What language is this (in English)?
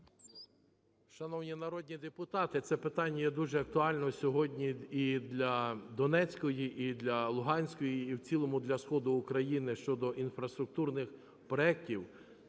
Ukrainian